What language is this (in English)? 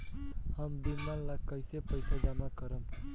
Bhojpuri